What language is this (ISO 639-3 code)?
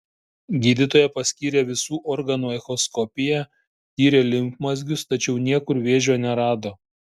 lit